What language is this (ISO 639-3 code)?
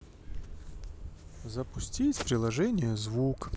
rus